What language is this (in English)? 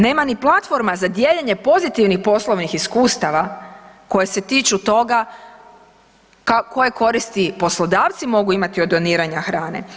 Croatian